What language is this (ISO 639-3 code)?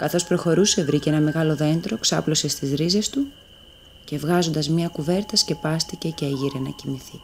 ell